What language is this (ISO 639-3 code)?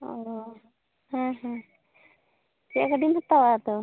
sat